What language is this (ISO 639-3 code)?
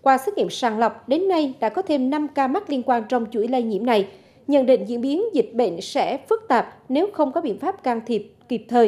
vie